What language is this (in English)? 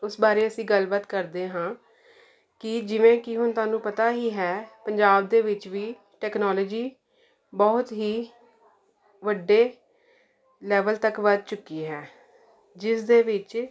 Punjabi